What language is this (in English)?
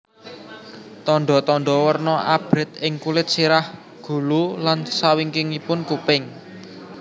Javanese